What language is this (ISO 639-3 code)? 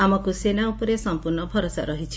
ori